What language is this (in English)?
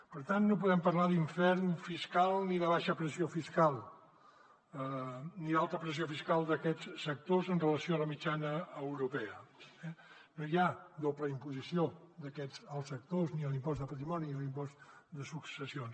Catalan